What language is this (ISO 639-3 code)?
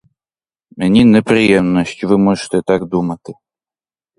ukr